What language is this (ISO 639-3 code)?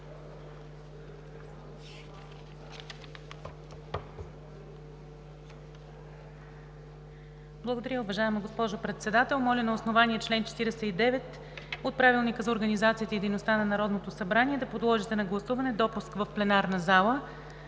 bul